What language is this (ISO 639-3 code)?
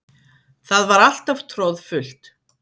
isl